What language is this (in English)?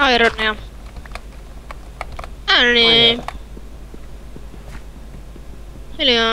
Finnish